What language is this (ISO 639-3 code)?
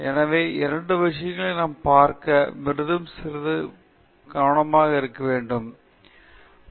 tam